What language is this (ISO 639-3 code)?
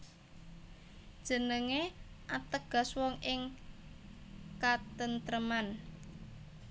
jav